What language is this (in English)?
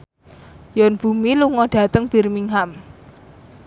Javanese